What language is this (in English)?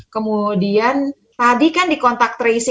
Indonesian